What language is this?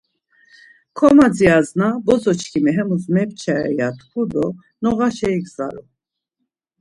Laz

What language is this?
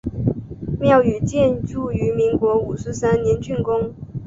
Chinese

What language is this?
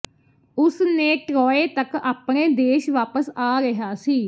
Punjabi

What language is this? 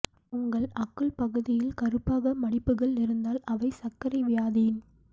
Tamil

